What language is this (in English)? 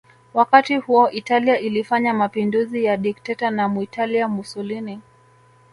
Swahili